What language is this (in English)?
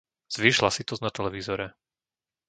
Slovak